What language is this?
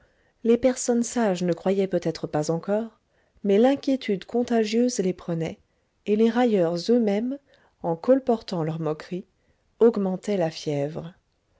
French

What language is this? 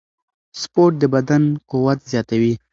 Pashto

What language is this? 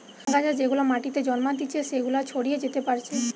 Bangla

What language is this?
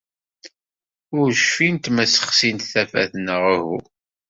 Kabyle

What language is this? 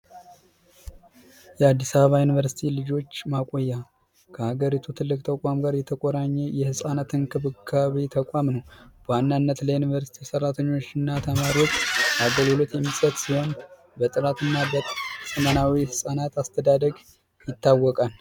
Amharic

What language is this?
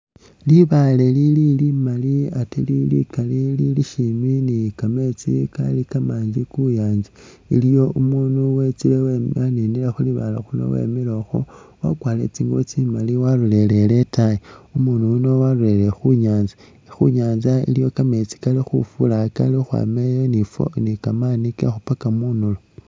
Masaaba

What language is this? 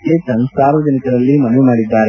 Kannada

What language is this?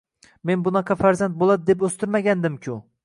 Uzbek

